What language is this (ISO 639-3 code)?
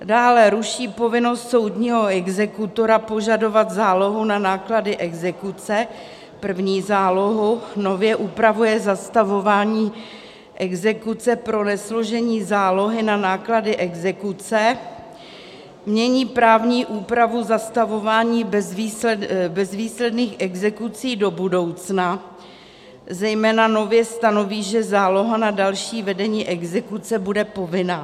ces